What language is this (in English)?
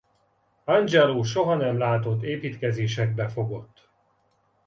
Hungarian